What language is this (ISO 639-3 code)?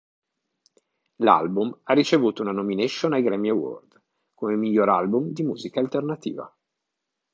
ita